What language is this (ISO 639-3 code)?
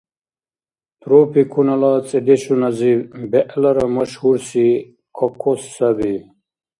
dar